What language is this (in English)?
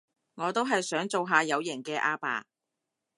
Cantonese